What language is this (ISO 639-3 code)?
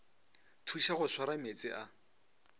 nso